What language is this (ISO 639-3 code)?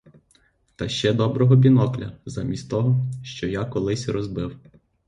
ukr